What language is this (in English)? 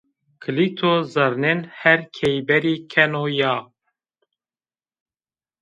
Zaza